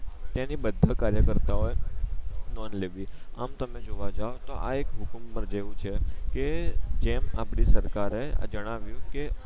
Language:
Gujarati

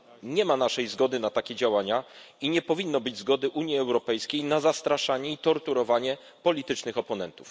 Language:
Polish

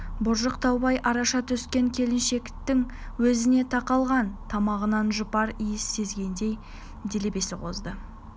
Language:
Kazakh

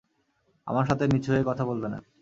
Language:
Bangla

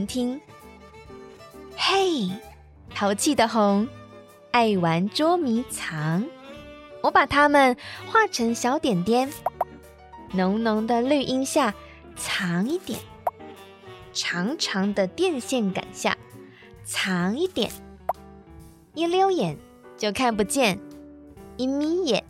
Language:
Chinese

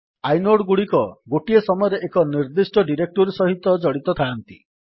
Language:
Odia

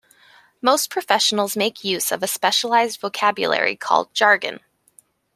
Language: English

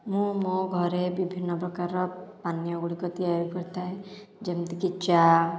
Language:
Odia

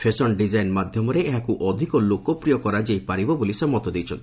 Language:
Odia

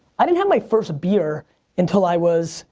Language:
English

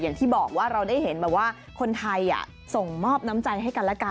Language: Thai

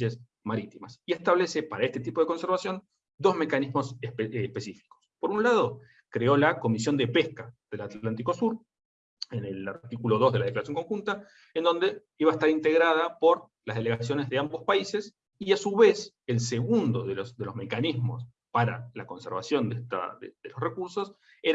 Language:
Spanish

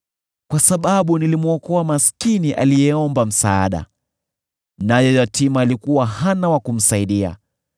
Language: Swahili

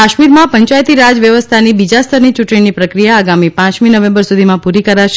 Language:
Gujarati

